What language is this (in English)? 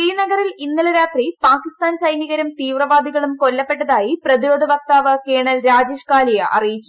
Malayalam